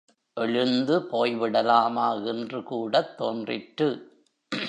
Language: Tamil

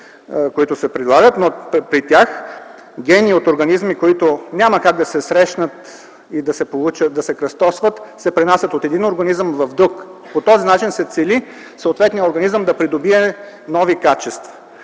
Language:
Bulgarian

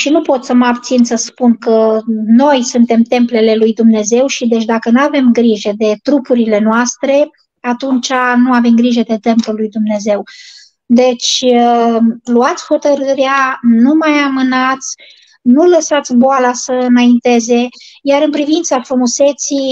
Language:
Romanian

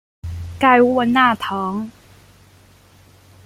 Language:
Chinese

